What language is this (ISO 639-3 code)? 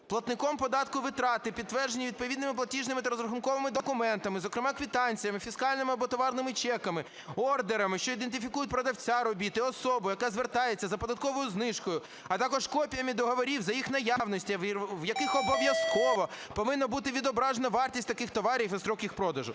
ukr